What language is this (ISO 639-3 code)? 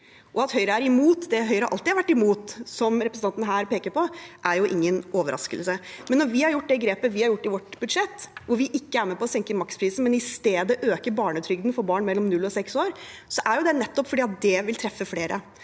nor